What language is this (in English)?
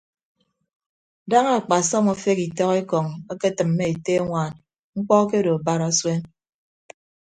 Ibibio